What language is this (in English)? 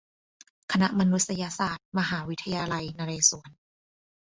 Thai